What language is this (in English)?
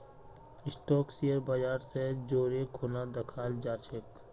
Magahi